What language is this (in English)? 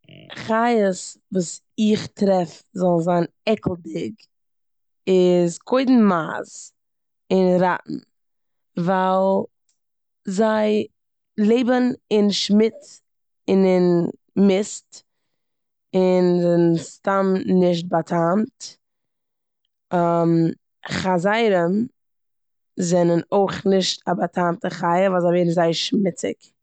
Yiddish